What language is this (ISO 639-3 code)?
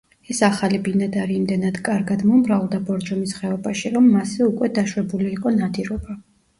kat